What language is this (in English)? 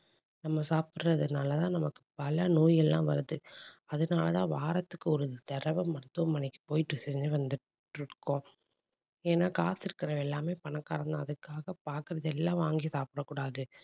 Tamil